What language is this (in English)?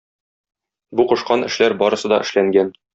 Tatar